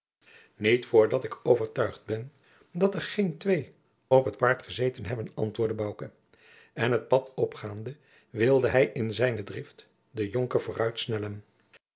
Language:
Dutch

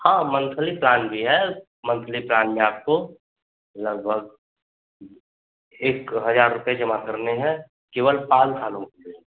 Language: Hindi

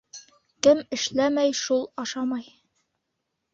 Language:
Bashkir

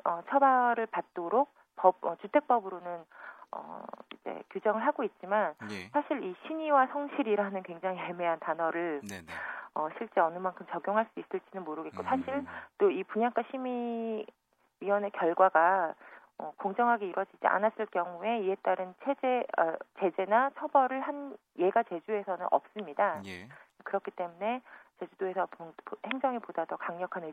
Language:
Korean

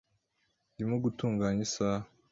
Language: Kinyarwanda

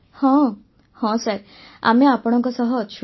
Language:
Odia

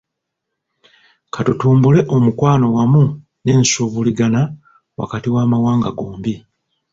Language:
Ganda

